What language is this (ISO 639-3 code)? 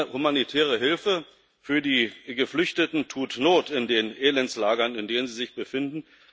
deu